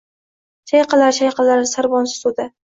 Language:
Uzbek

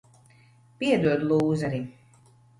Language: Latvian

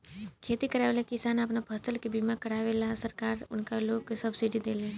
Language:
Bhojpuri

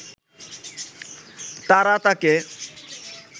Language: Bangla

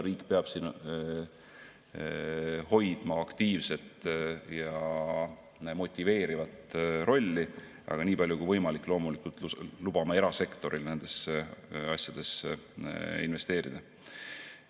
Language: Estonian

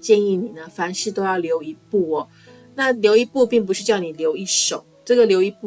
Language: Chinese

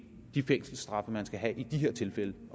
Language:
Danish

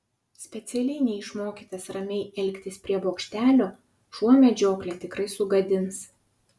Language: Lithuanian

